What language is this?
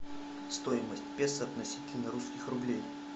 Russian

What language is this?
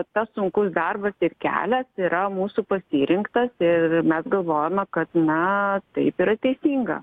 Lithuanian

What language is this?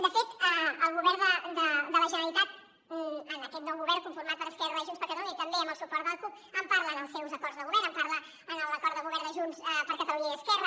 Catalan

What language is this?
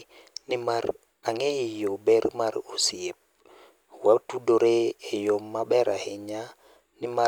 Luo (Kenya and Tanzania)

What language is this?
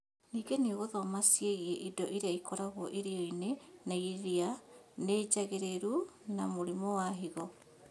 Kikuyu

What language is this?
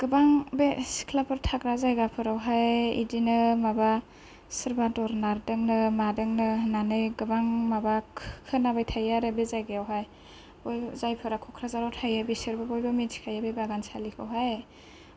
Bodo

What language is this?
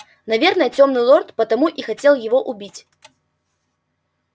Russian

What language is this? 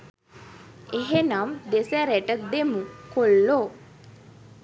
Sinhala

